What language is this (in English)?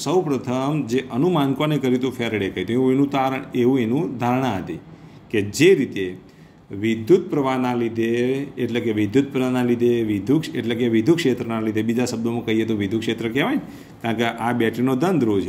Hindi